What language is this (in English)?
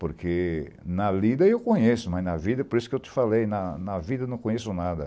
Portuguese